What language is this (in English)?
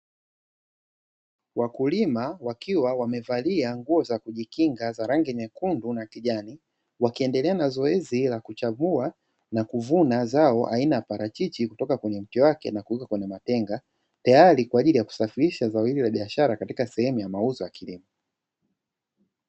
Swahili